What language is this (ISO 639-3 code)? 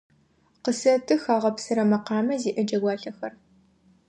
ady